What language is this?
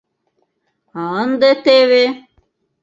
Mari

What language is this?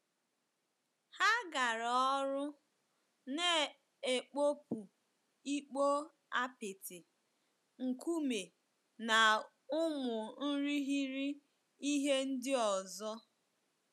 Igbo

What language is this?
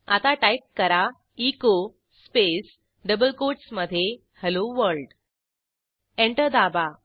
Marathi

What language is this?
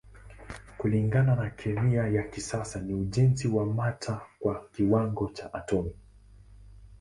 Swahili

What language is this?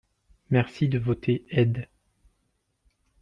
French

